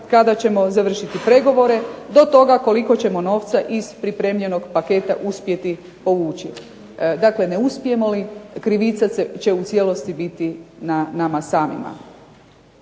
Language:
Croatian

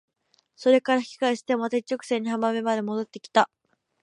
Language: Japanese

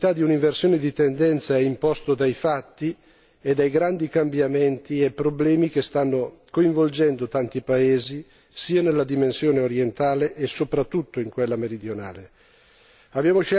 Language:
Italian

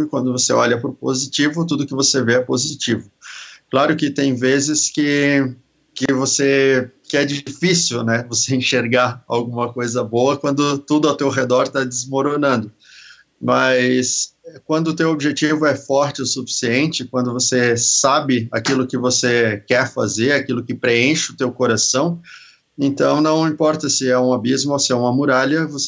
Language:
Portuguese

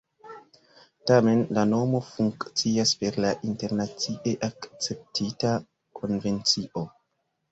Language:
Esperanto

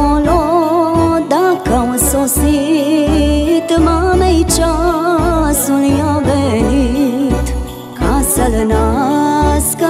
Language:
Romanian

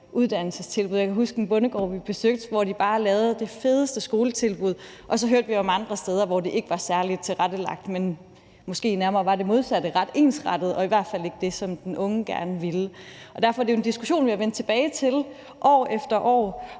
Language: Danish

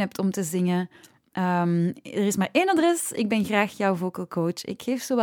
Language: Dutch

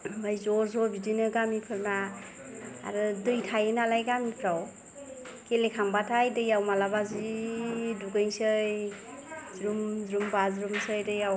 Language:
Bodo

